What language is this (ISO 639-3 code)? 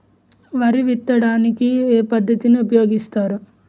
tel